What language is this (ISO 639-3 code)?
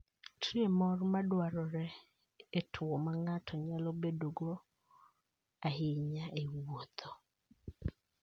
luo